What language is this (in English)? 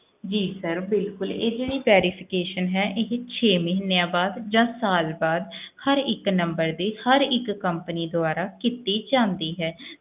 Punjabi